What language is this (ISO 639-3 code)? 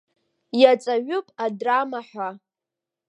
abk